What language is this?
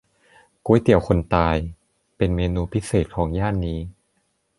Thai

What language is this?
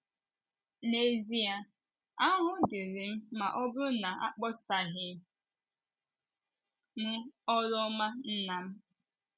Igbo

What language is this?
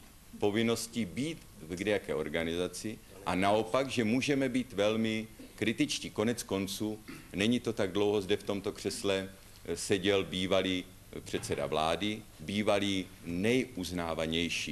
Czech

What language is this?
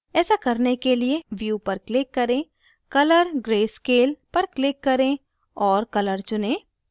Hindi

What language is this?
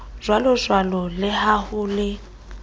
Southern Sotho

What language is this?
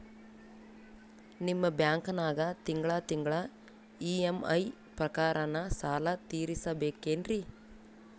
Kannada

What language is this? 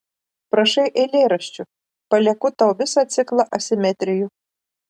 Lithuanian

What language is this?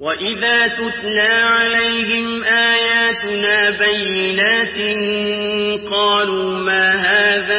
Arabic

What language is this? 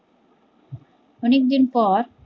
Bangla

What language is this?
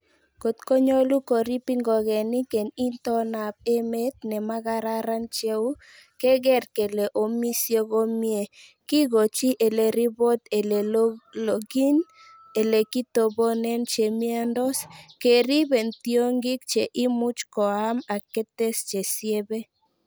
Kalenjin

